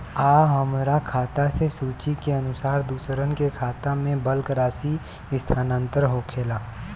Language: Bhojpuri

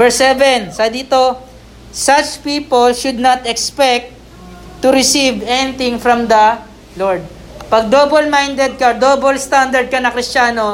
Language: Filipino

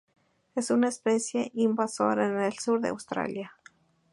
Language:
Spanish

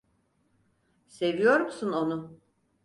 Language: Turkish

